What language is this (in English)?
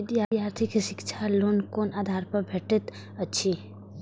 Maithili